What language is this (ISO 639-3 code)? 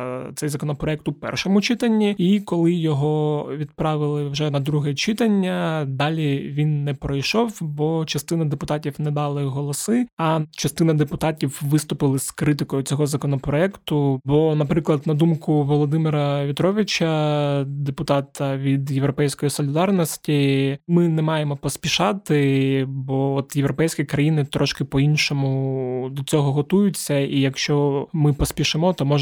ukr